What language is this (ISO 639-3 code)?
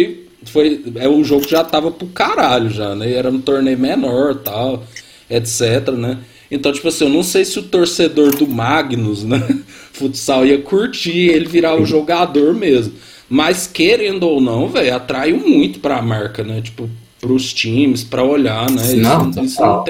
por